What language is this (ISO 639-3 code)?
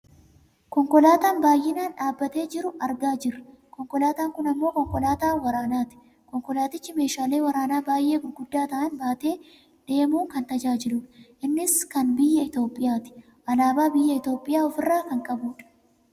orm